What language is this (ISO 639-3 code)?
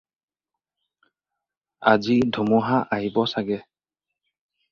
asm